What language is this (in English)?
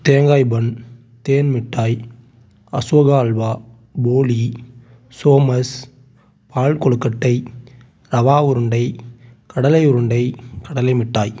Tamil